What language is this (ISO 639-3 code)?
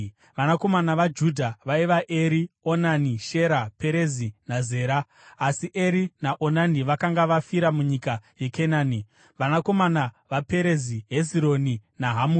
sna